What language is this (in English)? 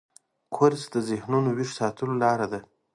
Pashto